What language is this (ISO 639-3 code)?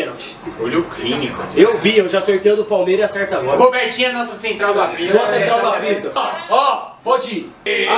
por